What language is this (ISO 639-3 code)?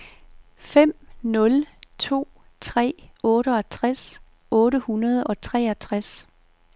dan